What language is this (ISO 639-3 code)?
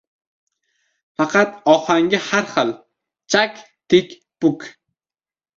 uzb